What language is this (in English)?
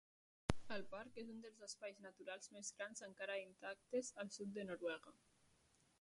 Catalan